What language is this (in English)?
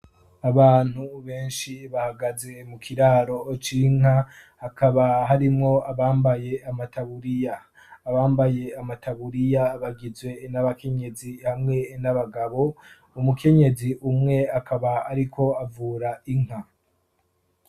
Rundi